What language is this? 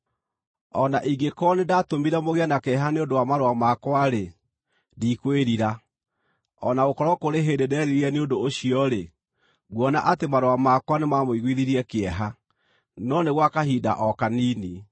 Kikuyu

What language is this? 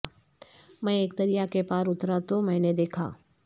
Urdu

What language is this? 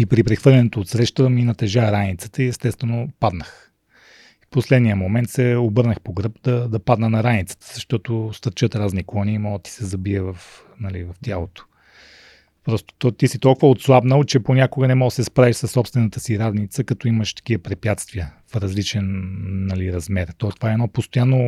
Bulgarian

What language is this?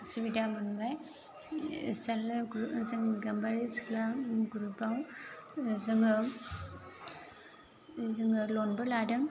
Bodo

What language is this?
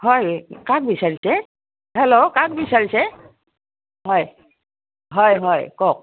Assamese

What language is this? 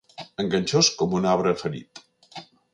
Catalan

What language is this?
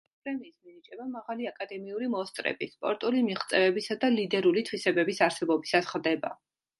Georgian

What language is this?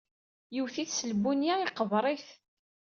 Kabyle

